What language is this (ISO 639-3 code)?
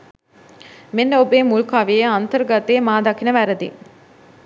sin